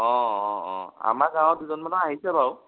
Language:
Assamese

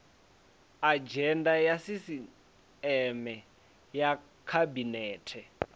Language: Venda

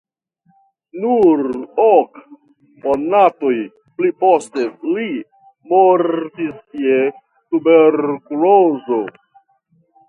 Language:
Esperanto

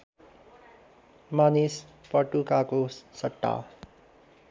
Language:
Nepali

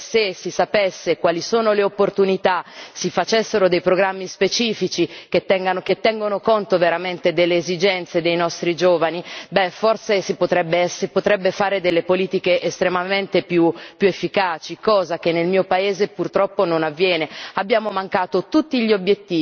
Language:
Italian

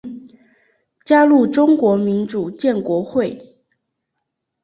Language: Chinese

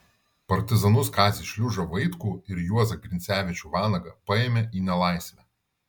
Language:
Lithuanian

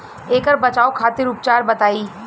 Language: Bhojpuri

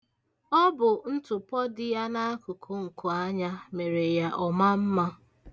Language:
Igbo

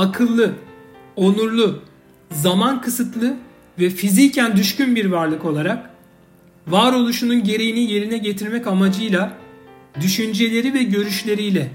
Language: Turkish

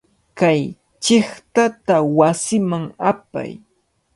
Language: Cajatambo North Lima Quechua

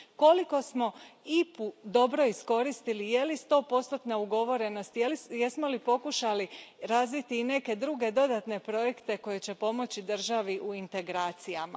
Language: Croatian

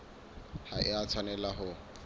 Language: Southern Sotho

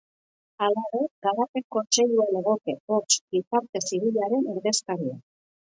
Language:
Basque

